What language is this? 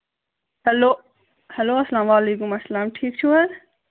Kashmiri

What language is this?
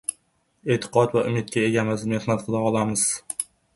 Uzbek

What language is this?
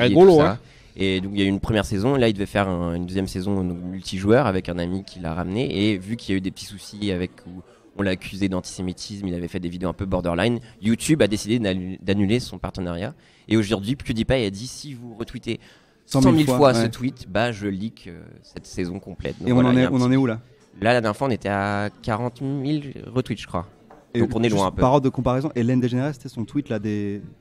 French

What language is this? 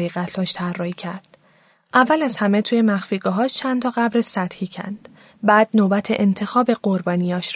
Persian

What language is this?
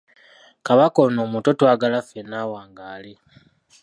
Ganda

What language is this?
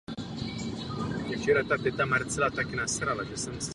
Czech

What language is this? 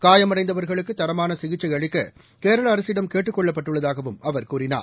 Tamil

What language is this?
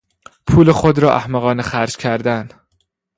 Persian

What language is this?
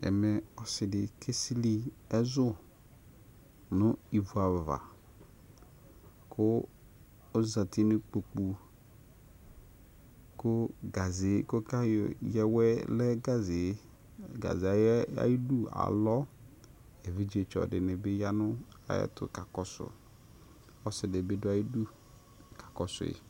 Ikposo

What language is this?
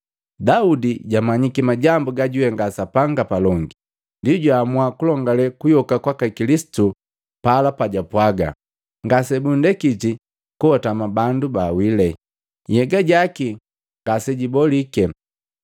Matengo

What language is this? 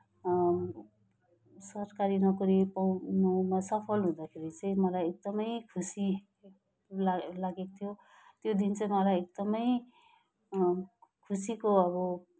Nepali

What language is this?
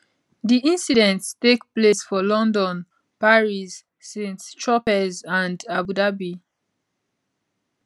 Nigerian Pidgin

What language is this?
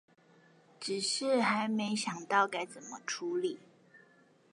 Chinese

